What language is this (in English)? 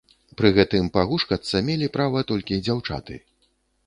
Belarusian